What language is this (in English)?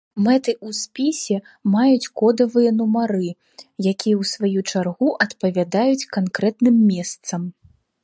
Belarusian